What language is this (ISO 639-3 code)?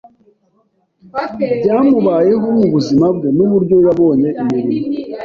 kin